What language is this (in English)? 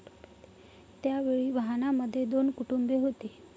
Marathi